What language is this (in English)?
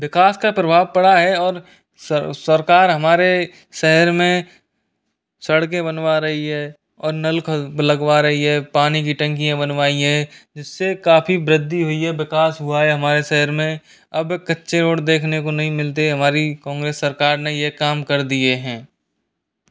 Hindi